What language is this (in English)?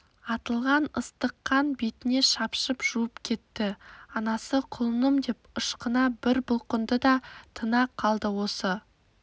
Kazakh